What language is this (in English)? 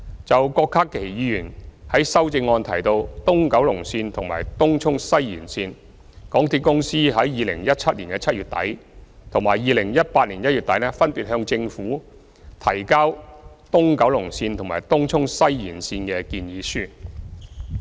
Cantonese